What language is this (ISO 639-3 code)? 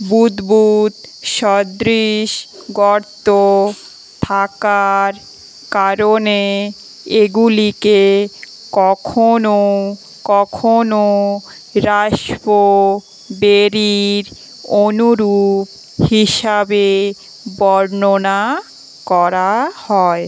ben